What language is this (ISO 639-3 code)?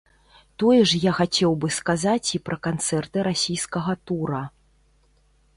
bel